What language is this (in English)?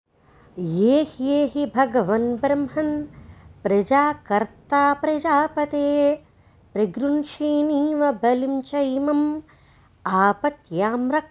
Telugu